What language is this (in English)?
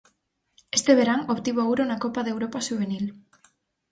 Galician